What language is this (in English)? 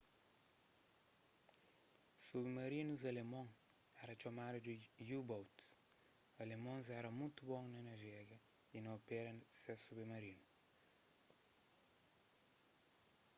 Kabuverdianu